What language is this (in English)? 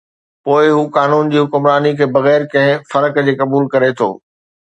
Sindhi